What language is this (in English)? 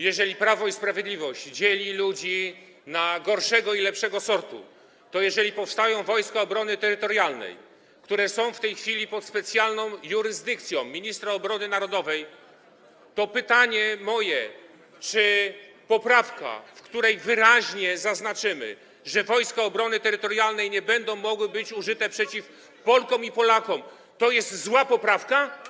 Polish